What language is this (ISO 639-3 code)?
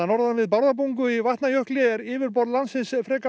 isl